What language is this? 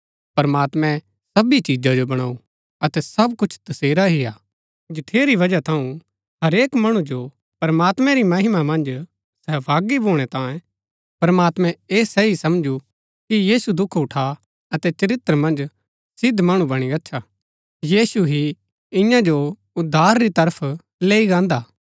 Gaddi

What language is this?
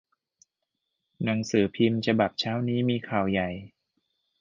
Thai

